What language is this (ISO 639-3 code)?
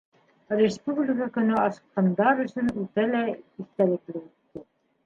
bak